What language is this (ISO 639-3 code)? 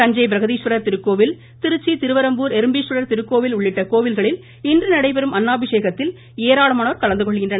tam